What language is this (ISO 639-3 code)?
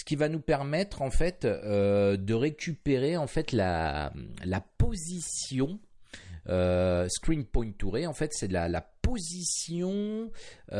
fra